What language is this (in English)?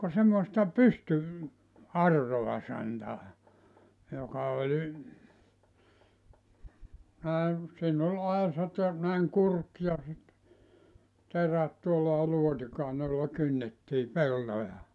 Finnish